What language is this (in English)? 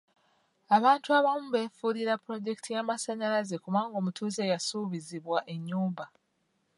Ganda